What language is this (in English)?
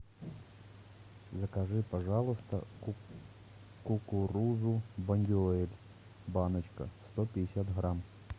Russian